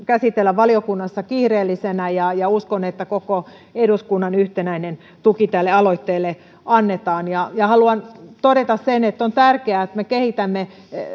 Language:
Finnish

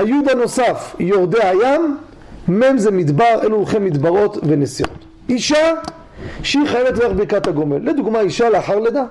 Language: Hebrew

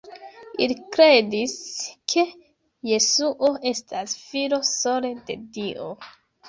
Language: Esperanto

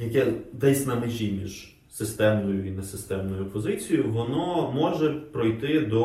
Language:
Ukrainian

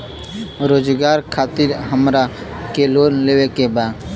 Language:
Bhojpuri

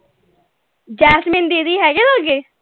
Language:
Punjabi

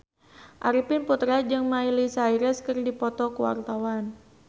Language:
Sundanese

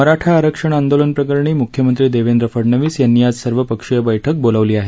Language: Marathi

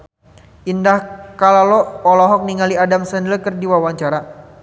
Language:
Sundanese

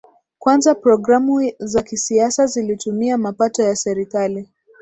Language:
Swahili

